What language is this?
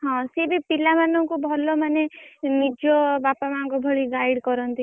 Odia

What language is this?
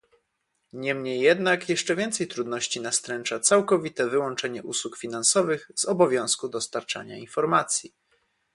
Polish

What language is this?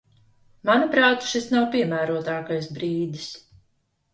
Latvian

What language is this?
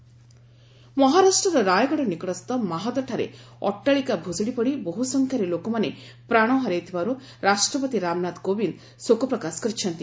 Odia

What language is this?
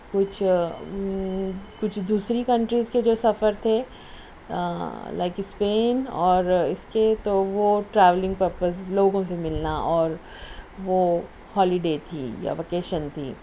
Urdu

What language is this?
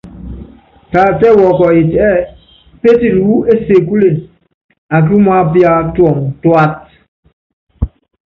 Yangben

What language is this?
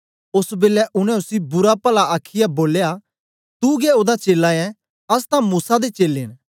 Dogri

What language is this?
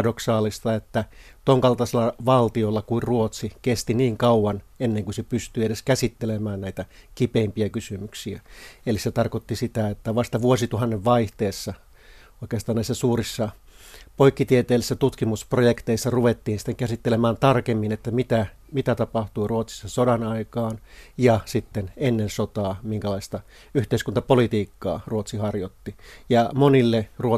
Finnish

